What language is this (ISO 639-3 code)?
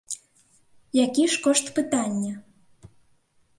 bel